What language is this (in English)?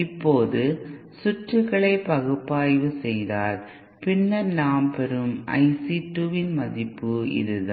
Tamil